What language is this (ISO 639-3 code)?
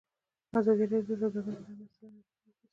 pus